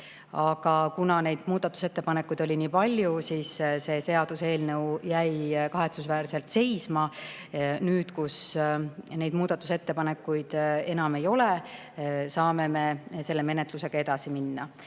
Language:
Estonian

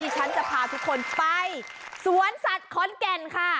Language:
Thai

